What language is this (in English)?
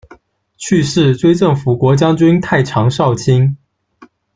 Chinese